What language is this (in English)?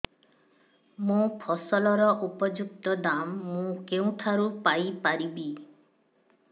Odia